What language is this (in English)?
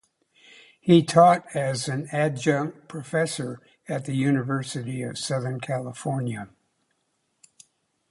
English